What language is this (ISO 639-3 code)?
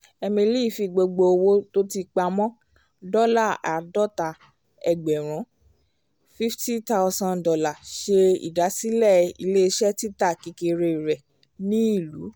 yor